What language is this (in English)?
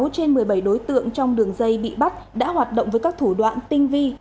Vietnamese